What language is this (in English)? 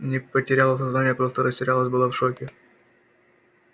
Russian